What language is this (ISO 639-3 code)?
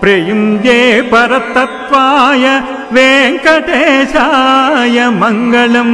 ron